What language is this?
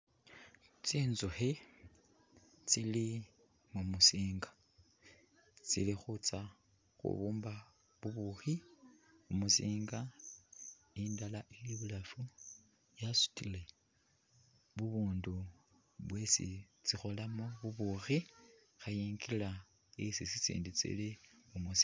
Masaaba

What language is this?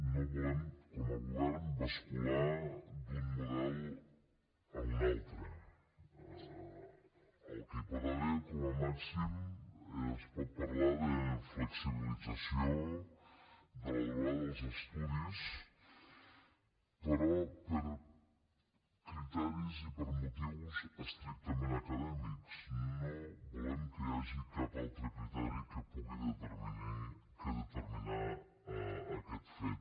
Catalan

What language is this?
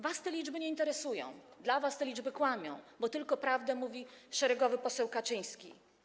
Polish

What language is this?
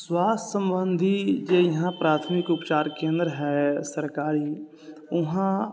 Maithili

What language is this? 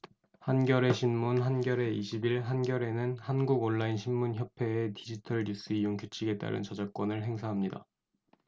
Korean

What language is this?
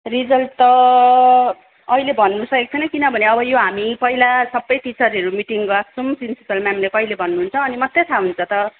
Nepali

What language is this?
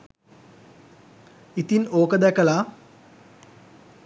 Sinhala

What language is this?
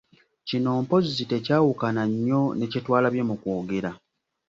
Ganda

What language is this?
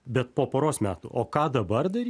Lithuanian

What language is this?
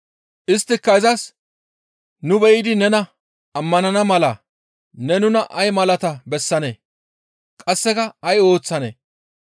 Gamo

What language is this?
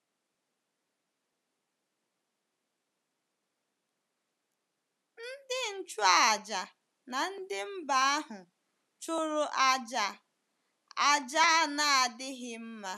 Igbo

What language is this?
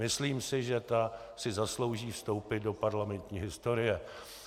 Czech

